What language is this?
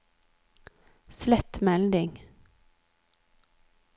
Norwegian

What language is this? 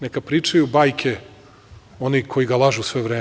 Serbian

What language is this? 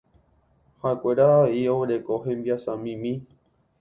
Guarani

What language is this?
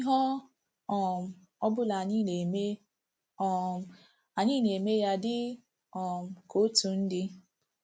Igbo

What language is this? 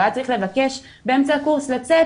Hebrew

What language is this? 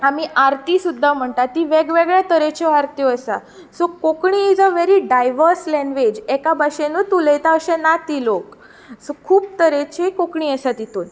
Konkani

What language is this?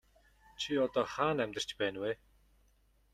Mongolian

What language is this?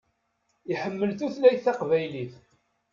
Kabyle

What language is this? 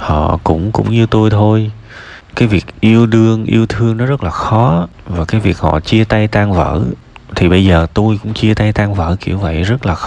Vietnamese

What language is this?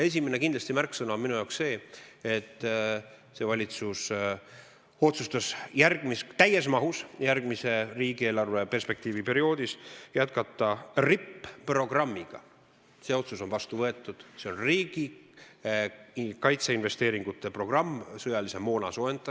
Estonian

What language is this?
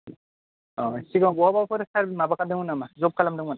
Bodo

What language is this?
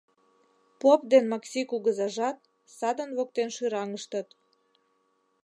Mari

